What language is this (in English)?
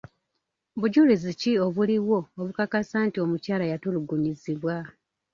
Ganda